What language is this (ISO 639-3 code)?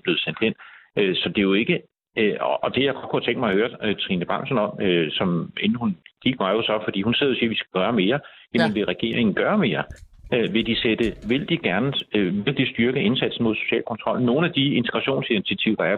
dan